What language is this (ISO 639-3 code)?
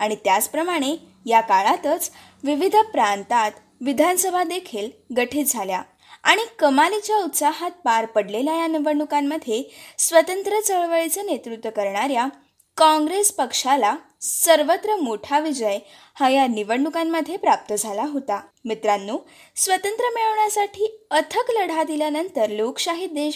mar